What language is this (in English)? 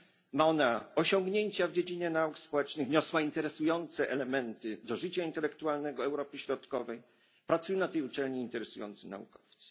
Polish